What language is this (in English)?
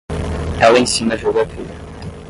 Portuguese